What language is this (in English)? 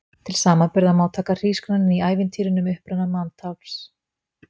Icelandic